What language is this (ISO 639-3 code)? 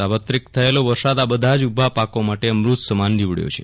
guj